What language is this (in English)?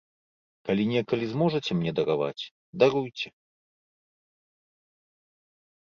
Belarusian